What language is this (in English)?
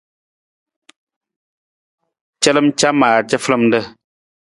Nawdm